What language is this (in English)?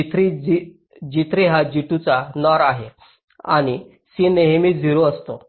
Marathi